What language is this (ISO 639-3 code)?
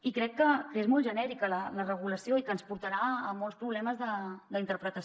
cat